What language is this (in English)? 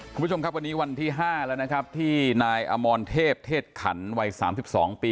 Thai